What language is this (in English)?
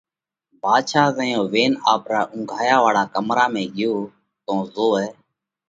Parkari Koli